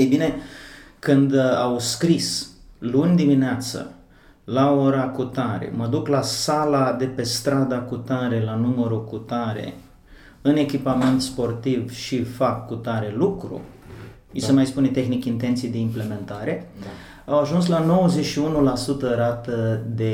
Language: Romanian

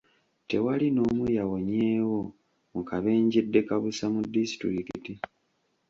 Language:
Ganda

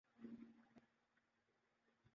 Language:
Urdu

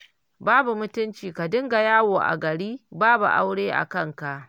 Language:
Hausa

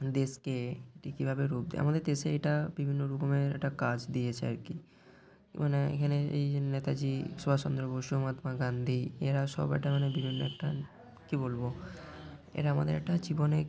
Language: Bangla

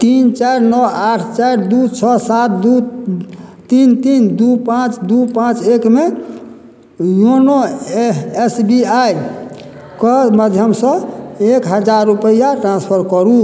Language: Maithili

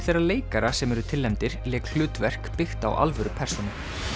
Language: Icelandic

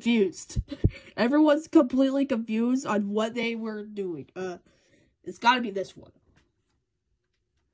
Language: English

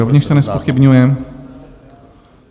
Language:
Czech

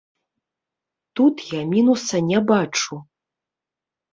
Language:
Belarusian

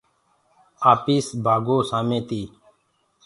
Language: Gurgula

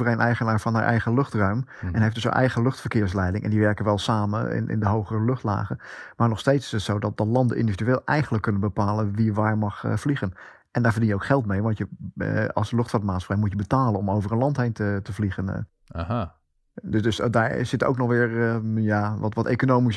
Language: Dutch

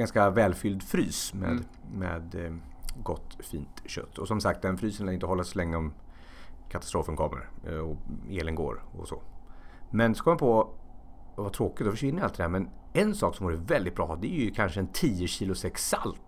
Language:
Swedish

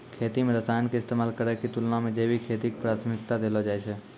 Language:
Maithili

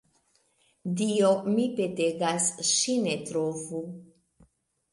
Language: Esperanto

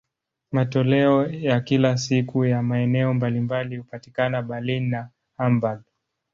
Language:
Swahili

